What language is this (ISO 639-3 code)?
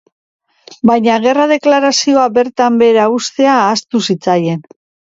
eus